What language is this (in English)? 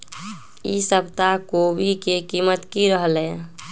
Magahi